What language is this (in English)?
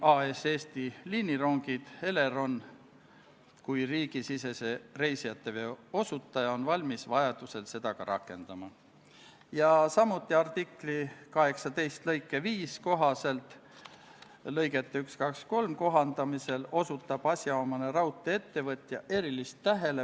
Estonian